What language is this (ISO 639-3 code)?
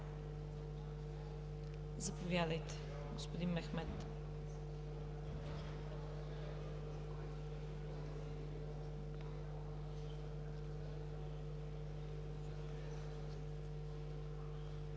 bul